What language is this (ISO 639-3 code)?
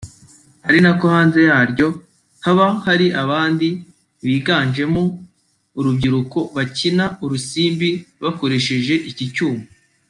kin